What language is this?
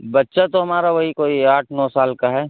Urdu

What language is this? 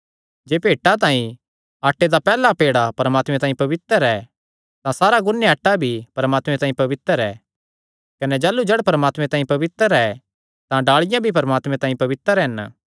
Kangri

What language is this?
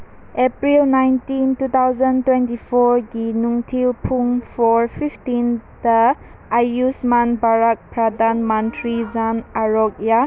Manipuri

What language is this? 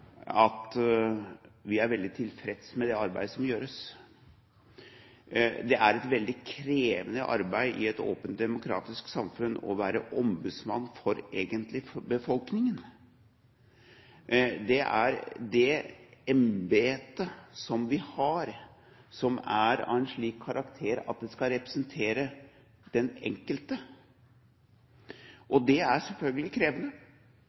Norwegian Bokmål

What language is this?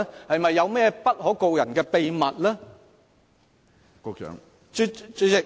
Cantonese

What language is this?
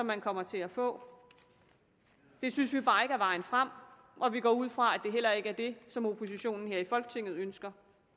Danish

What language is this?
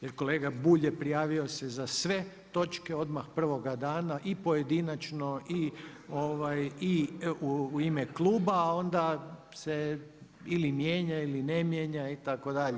Croatian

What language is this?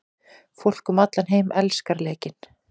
Icelandic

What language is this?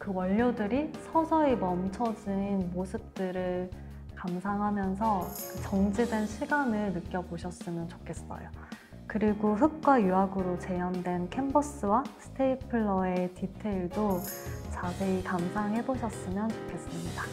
Korean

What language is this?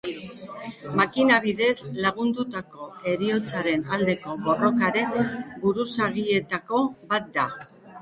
Basque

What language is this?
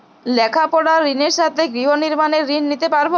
Bangla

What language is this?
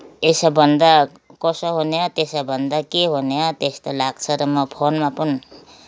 Nepali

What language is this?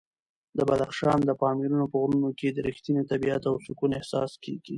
Pashto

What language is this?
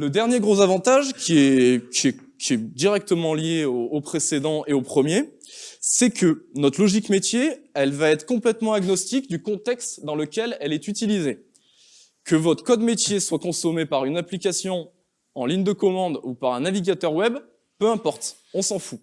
French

